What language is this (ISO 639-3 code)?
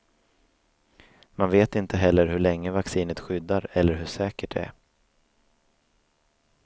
swe